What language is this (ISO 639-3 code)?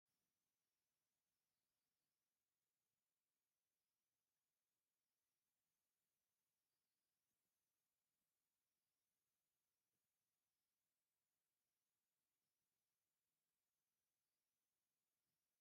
tir